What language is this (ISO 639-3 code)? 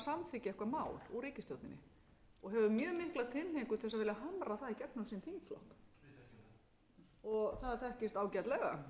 isl